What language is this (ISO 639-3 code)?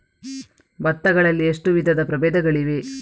kan